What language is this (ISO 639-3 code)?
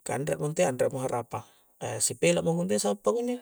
kjc